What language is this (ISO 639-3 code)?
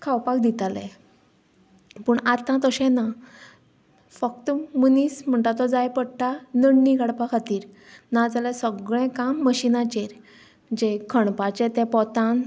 kok